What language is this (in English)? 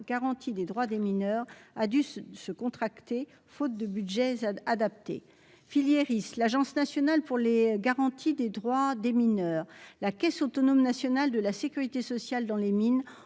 French